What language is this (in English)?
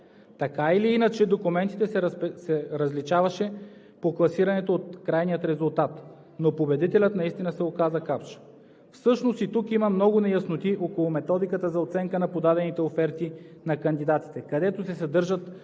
Bulgarian